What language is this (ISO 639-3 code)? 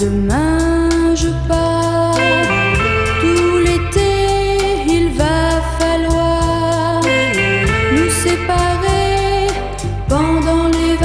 fra